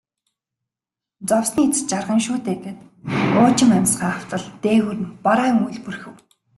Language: Mongolian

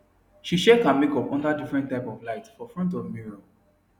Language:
Nigerian Pidgin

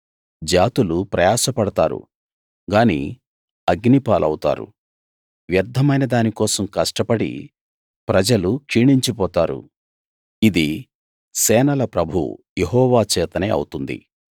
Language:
Telugu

